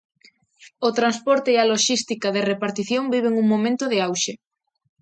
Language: Galician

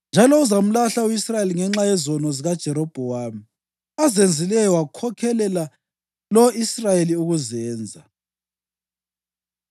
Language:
North Ndebele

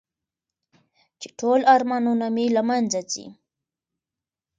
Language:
Pashto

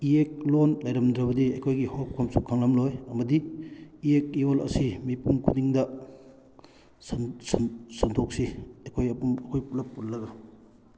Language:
Manipuri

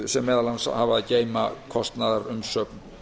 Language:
Icelandic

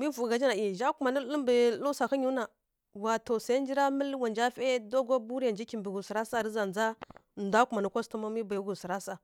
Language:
Kirya-Konzəl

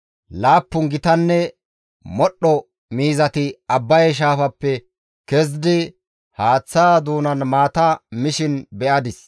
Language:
Gamo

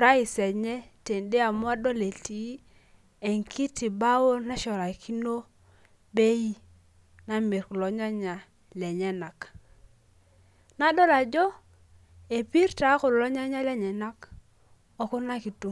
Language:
Masai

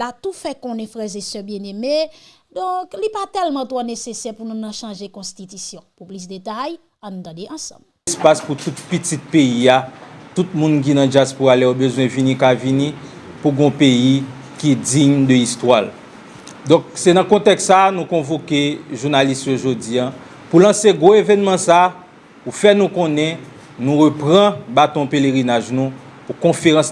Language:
French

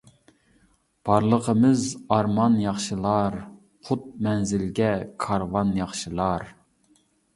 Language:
Uyghur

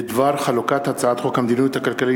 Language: Hebrew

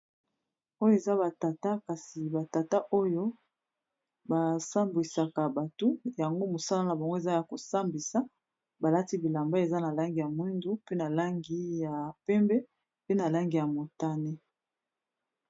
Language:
Lingala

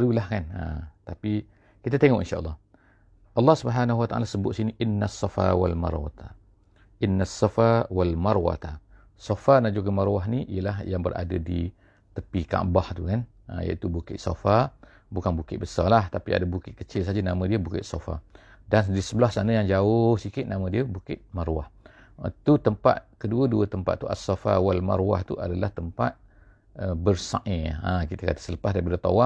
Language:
Malay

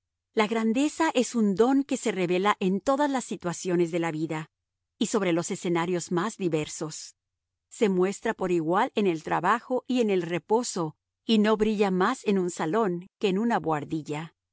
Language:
Spanish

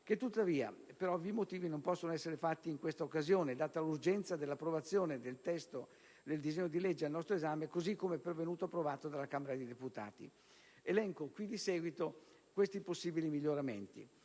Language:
Italian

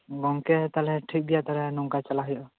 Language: Santali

